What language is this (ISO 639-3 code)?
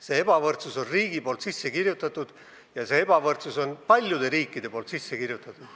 est